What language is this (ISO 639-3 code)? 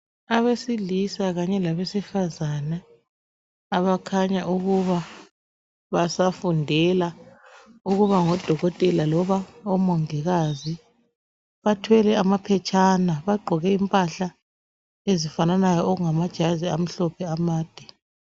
nde